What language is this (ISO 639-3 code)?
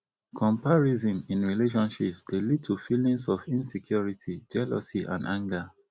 pcm